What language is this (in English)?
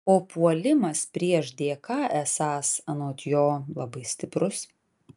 Lithuanian